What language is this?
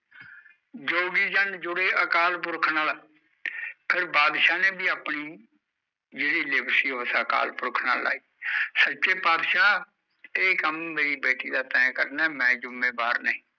Punjabi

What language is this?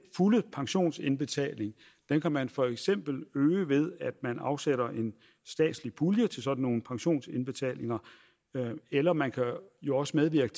Danish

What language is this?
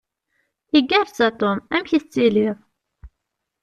Kabyle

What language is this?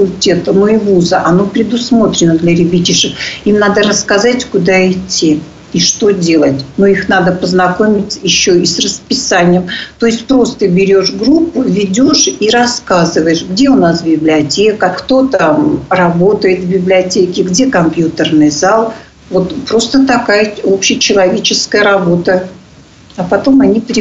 Russian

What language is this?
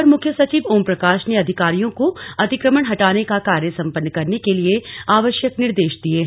Hindi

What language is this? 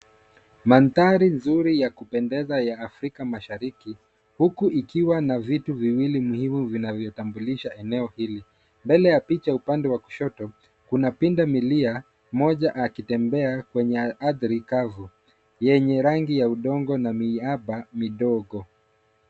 Swahili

